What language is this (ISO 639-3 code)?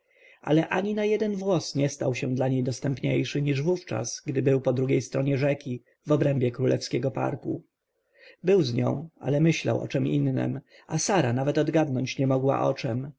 pol